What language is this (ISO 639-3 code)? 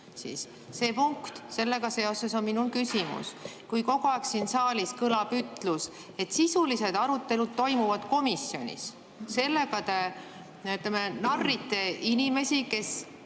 est